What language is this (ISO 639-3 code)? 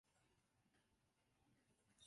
zho